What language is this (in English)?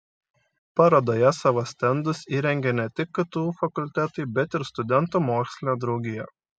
Lithuanian